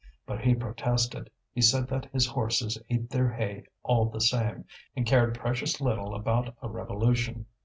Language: English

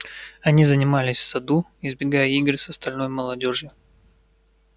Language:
Russian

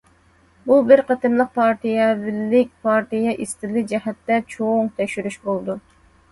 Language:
Uyghur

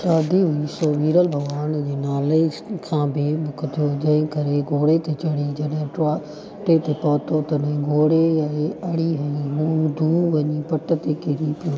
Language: Sindhi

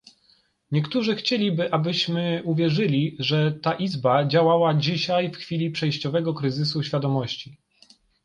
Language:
Polish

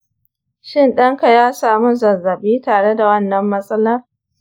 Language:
Hausa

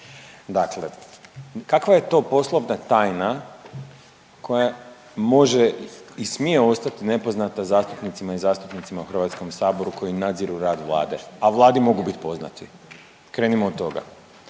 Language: Croatian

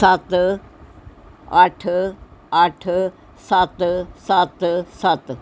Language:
Punjabi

